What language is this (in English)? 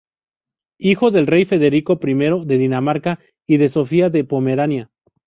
Spanish